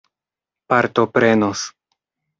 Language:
Esperanto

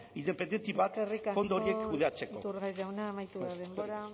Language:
Basque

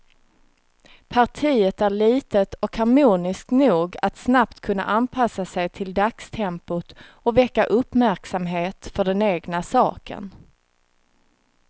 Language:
Swedish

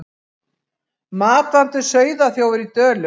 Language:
Icelandic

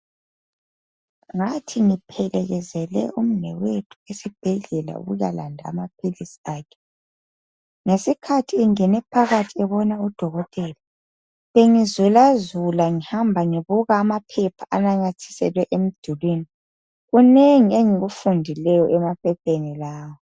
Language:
North Ndebele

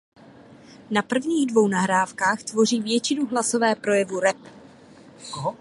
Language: Czech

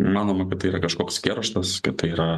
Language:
Lithuanian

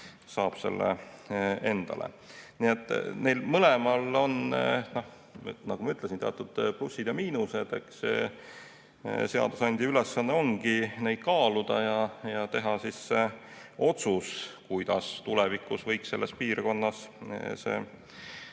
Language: Estonian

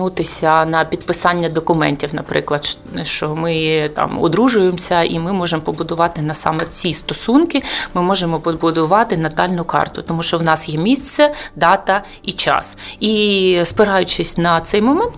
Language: Ukrainian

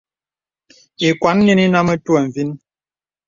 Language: Bebele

